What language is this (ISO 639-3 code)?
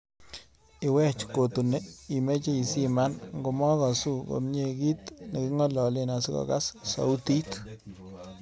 kln